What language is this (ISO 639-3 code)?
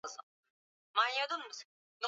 swa